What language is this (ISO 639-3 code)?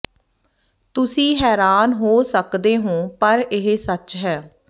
pan